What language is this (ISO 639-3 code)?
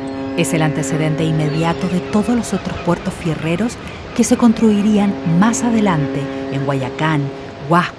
spa